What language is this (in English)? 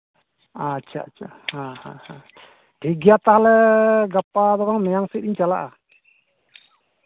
Santali